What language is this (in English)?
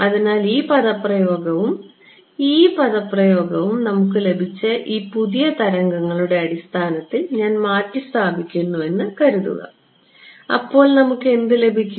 Malayalam